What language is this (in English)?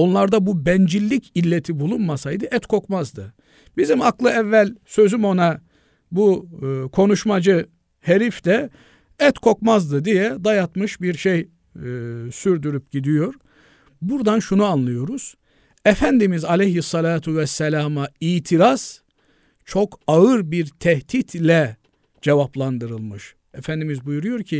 Turkish